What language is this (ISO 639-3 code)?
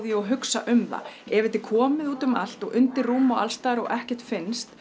isl